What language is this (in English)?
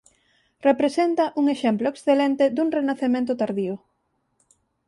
Galician